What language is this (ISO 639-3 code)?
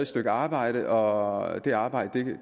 dan